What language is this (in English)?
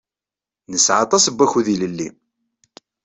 Kabyle